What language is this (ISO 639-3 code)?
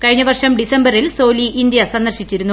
mal